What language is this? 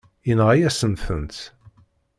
Kabyle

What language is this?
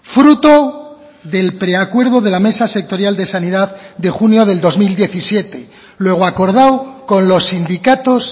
Spanish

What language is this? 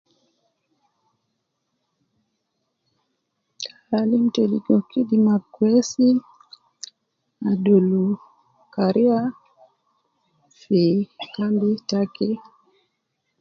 Nubi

